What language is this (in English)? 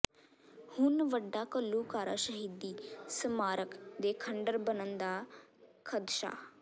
Punjabi